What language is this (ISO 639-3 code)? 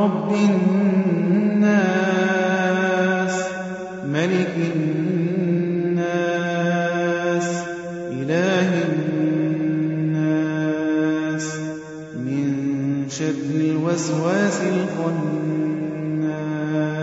ara